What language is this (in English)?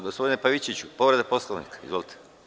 Serbian